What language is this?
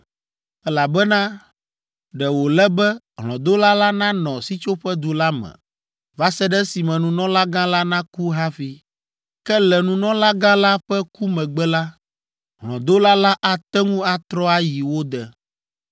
Ewe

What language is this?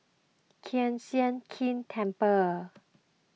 English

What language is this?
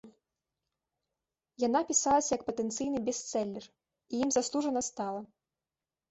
Belarusian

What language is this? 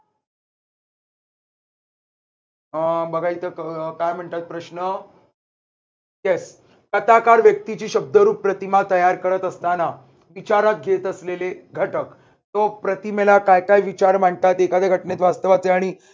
Marathi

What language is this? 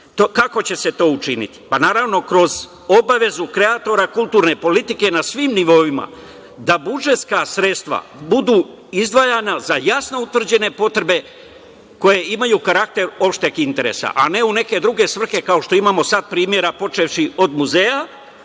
Serbian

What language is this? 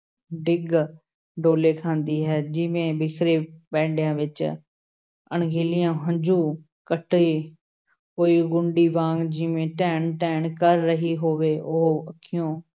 Punjabi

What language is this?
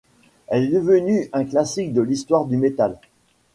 French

